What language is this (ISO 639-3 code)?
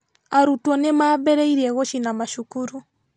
kik